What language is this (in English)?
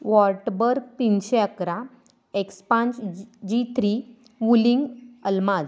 Marathi